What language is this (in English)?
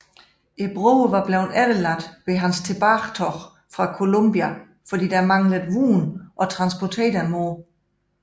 Danish